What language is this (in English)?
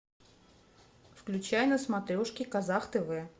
Russian